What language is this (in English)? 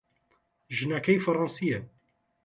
Central Kurdish